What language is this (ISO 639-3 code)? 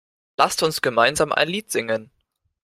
deu